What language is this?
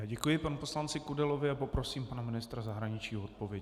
Czech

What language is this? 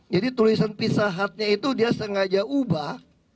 Indonesian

